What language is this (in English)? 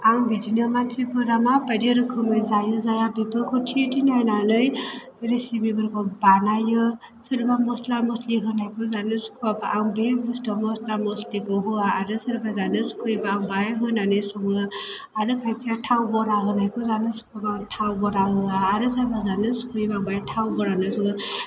Bodo